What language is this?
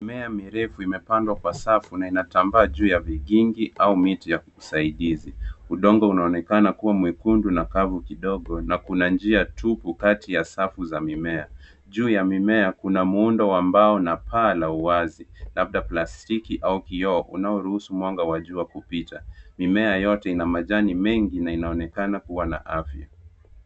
Swahili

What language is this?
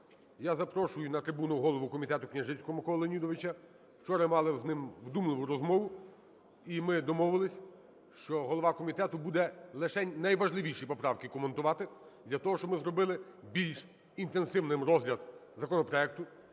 Ukrainian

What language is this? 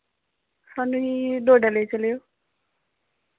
Dogri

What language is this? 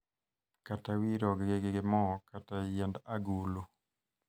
Luo (Kenya and Tanzania)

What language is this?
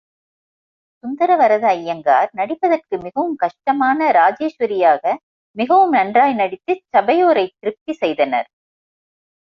Tamil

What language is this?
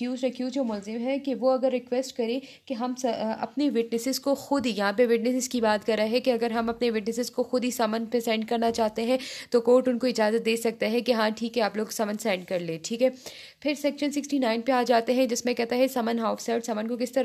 Hindi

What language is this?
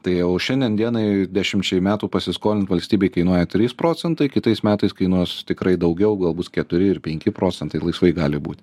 Lithuanian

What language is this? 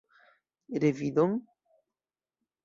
Esperanto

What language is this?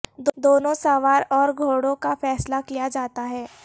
Urdu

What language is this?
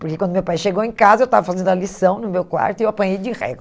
Portuguese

